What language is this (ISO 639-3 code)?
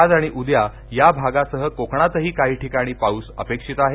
mar